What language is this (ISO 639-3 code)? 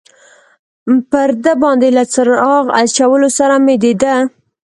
pus